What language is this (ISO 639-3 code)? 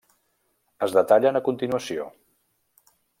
cat